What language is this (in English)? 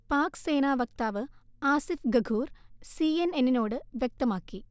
Malayalam